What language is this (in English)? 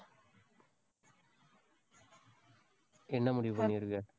Tamil